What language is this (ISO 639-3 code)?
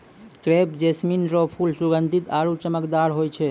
mai